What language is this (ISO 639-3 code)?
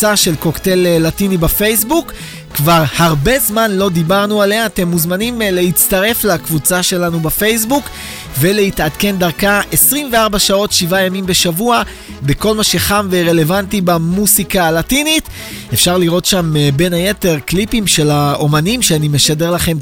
heb